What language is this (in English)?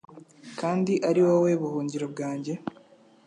Kinyarwanda